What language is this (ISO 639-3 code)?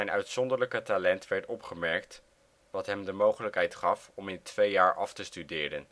nld